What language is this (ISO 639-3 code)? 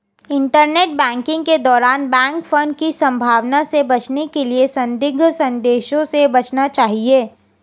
hin